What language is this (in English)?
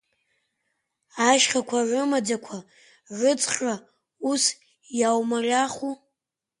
Abkhazian